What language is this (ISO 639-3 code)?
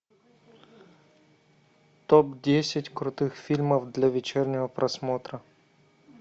rus